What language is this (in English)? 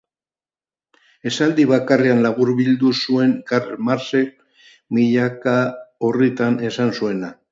Basque